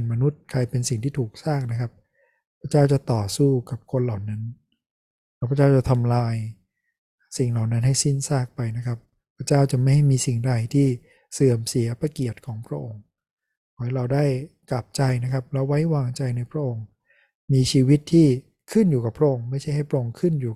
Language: Thai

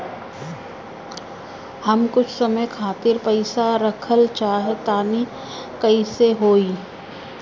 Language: Bhojpuri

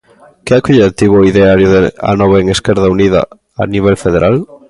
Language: Galician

